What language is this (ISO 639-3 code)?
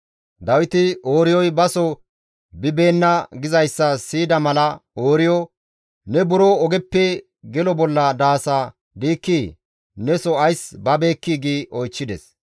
gmv